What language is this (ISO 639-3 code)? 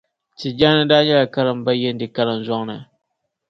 dag